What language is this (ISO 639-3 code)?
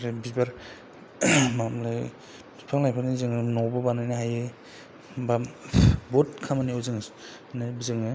brx